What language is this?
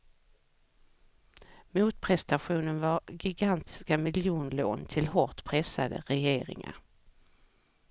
Swedish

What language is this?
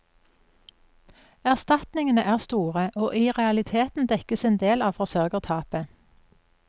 Norwegian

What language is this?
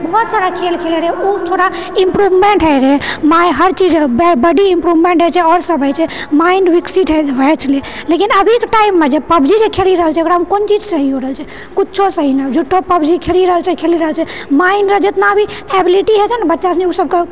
Maithili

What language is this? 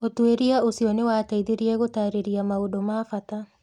Kikuyu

